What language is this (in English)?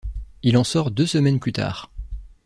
French